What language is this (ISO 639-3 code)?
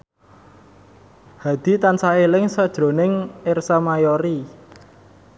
jav